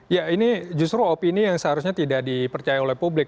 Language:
Indonesian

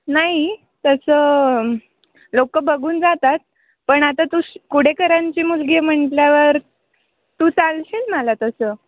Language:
Marathi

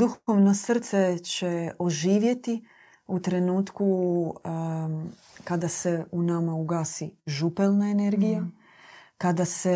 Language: Croatian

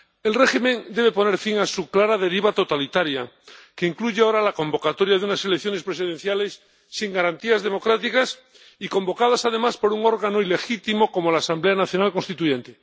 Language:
Spanish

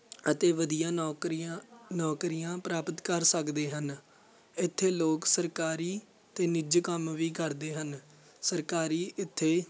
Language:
Punjabi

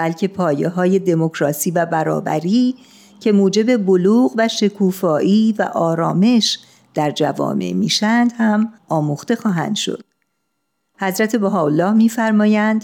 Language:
Persian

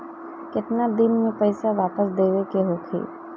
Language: Bhojpuri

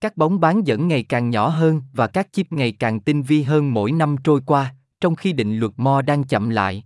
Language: Vietnamese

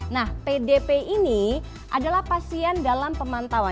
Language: Indonesian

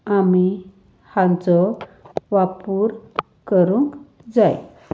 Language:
Konkani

